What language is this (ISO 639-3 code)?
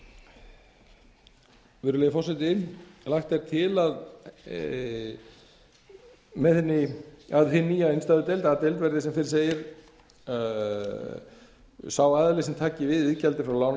isl